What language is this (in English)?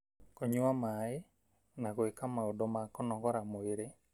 Kikuyu